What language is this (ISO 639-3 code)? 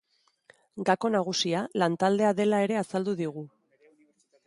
eus